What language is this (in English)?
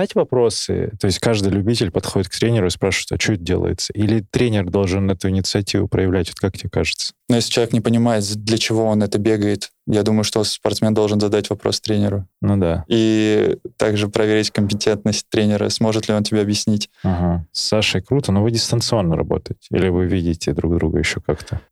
Russian